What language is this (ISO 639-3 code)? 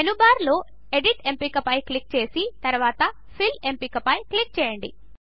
tel